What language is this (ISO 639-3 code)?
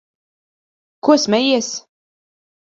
lav